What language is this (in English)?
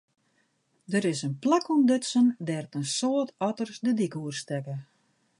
Western Frisian